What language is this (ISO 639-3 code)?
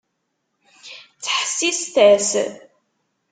kab